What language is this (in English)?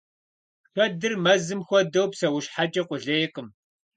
Kabardian